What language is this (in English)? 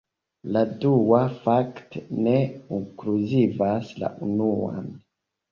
Esperanto